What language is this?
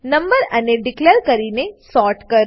Gujarati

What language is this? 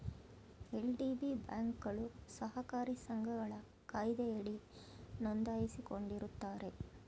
Kannada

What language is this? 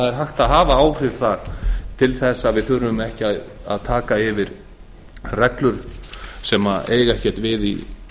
Icelandic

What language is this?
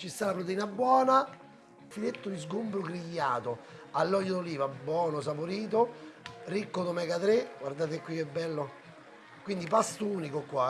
Italian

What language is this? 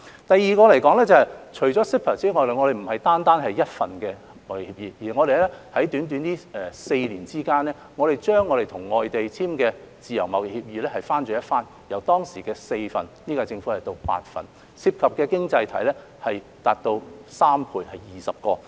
Cantonese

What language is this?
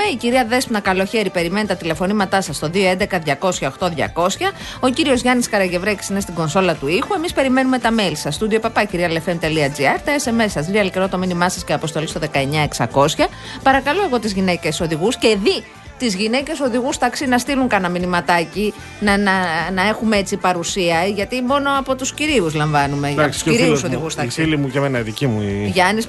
Greek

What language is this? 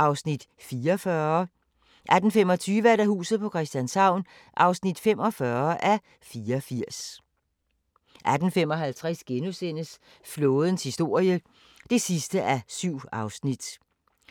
Danish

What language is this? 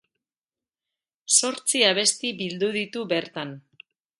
Basque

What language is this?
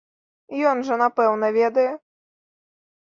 Belarusian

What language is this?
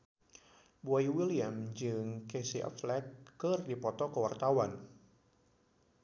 Sundanese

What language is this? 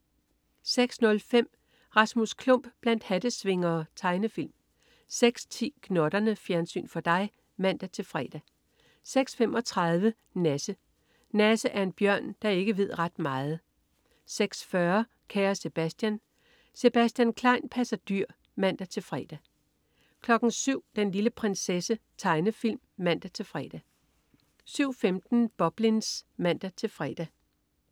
Danish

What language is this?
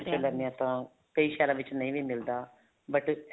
Punjabi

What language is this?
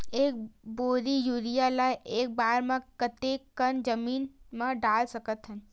Chhattisgarhi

